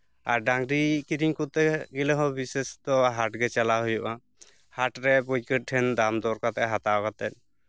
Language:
Santali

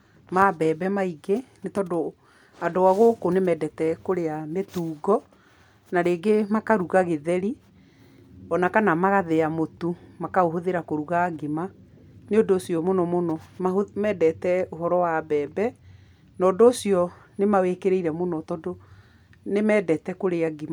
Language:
Kikuyu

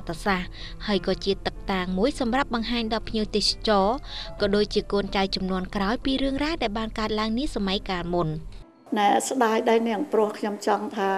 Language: Vietnamese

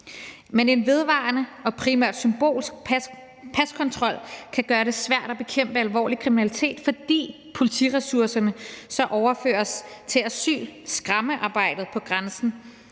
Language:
Danish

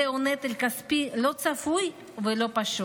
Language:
Hebrew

